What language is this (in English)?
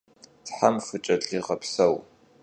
Kabardian